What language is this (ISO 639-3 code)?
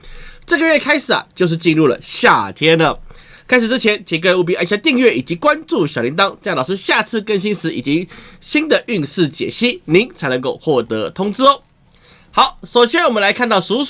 zho